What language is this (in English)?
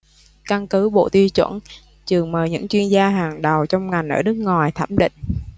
Vietnamese